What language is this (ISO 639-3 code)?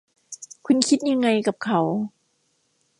tha